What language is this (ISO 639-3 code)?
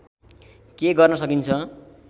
nep